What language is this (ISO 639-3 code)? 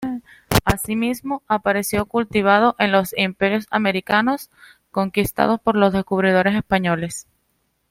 spa